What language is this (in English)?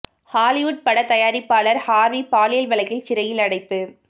Tamil